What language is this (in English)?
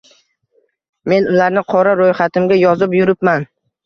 Uzbek